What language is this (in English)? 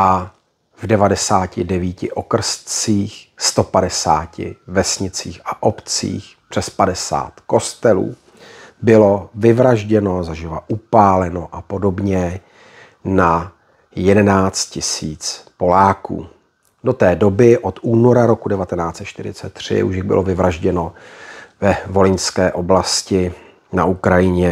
Czech